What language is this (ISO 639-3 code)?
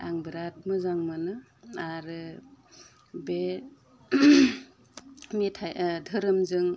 brx